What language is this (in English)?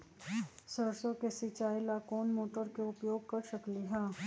Magahi